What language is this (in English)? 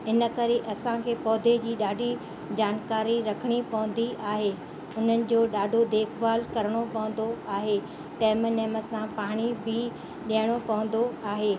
Sindhi